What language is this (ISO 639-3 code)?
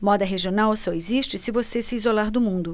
por